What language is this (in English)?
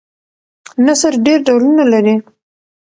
Pashto